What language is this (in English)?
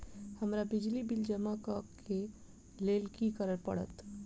Maithili